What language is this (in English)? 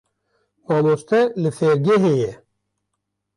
Kurdish